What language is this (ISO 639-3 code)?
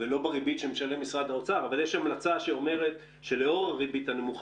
heb